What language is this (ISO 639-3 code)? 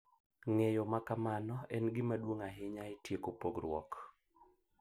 luo